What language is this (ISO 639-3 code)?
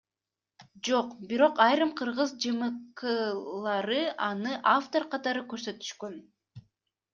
kir